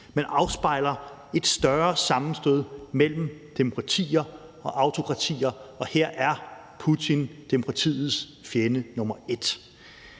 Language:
Danish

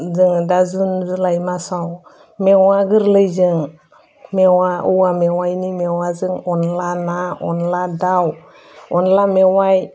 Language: Bodo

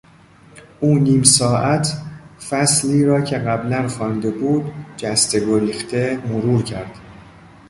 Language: Persian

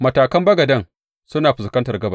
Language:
Hausa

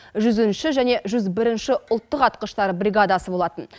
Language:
Kazakh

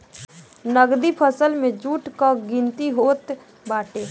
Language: Bhojpuri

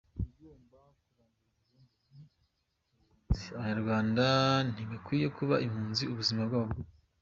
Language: Kinyarwanda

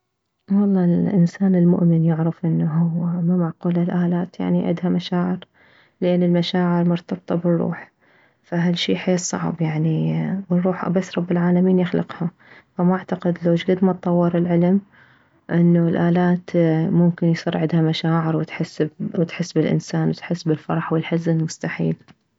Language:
Mesopotamian Arabic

